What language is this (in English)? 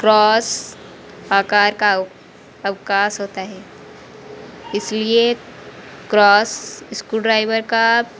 Hindi